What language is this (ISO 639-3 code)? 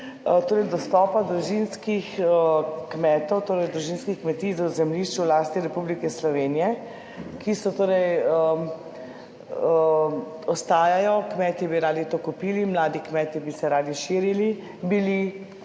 slv